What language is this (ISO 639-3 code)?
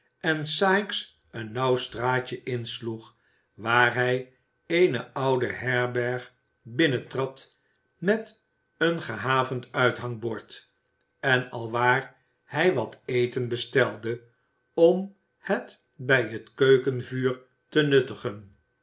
nld